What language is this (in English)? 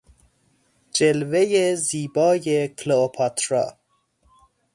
Persian